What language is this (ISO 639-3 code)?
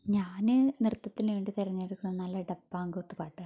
mal